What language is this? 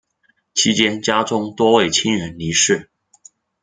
Chinese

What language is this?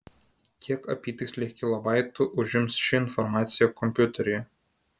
Lithuanian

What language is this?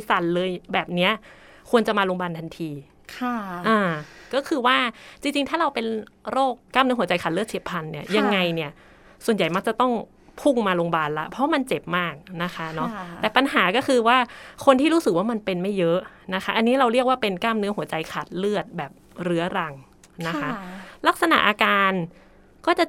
Thai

